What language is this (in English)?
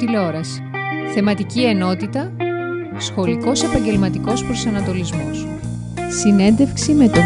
Greek